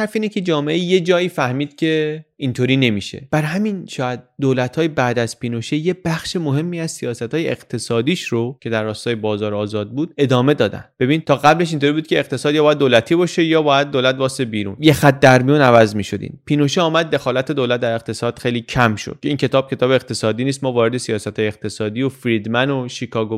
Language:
Persian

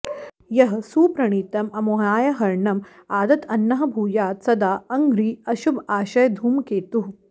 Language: Sanskrit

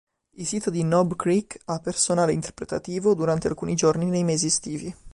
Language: Italian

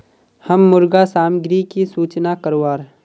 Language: Magahi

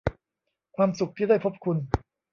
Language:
Thai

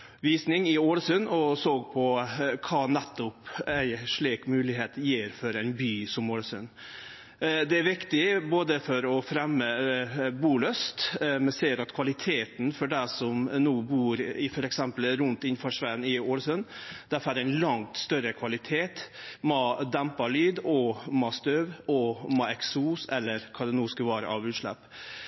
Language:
Norwegian Nynorsk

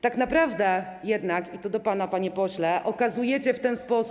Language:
Polish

